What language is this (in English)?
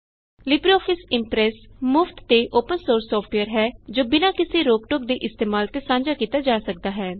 Punjabi